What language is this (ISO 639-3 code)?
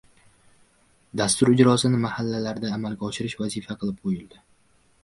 uzb